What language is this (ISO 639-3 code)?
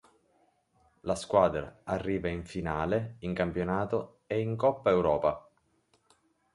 ita